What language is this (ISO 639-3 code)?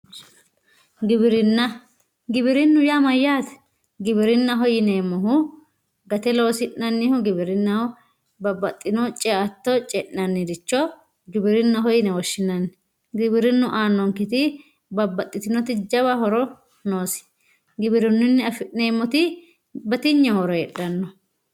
sid